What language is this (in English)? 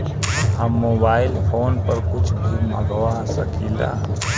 Bhojpuri